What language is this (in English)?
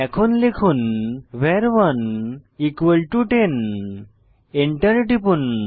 Bangla